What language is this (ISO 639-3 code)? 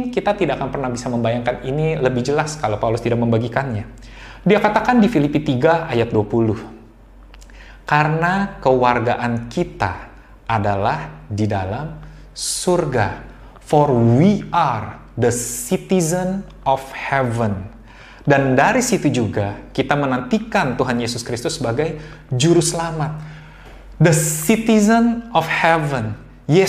ind